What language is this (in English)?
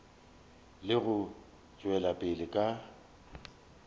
Northern Sotho